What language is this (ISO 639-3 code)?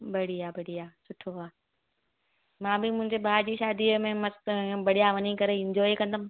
snd